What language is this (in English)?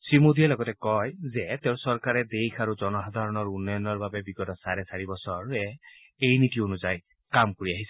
Assamese